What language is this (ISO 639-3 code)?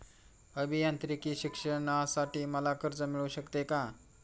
mar